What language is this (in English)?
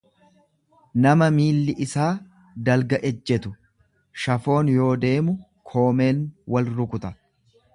Oromo